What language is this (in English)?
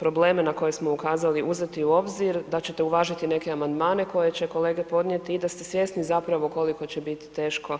Croatian